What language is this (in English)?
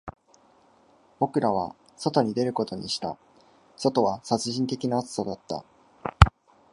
Japanese